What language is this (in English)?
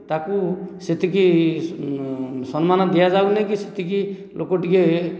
Odia